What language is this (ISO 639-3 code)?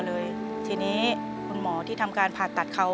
tha